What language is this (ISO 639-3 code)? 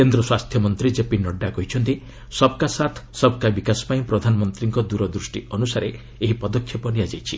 ori